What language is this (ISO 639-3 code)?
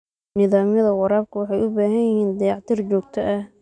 som